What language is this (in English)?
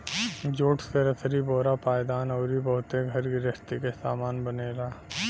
Bhojpuri